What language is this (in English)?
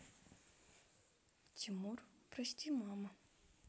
Russian